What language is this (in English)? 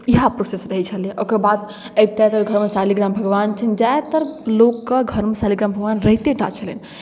Maithili